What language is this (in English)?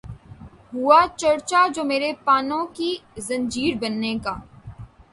Urdu